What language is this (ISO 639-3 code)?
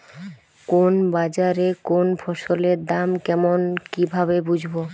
ben